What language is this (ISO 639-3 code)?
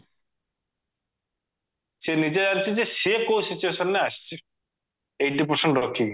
ori